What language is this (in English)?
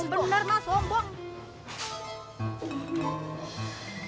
Indonesian